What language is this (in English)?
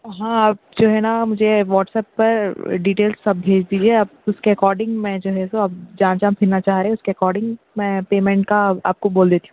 Urdu